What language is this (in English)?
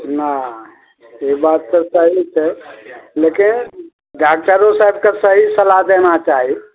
Maithili